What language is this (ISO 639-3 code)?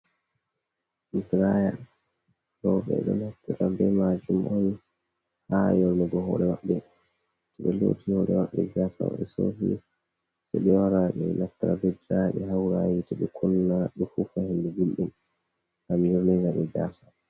ful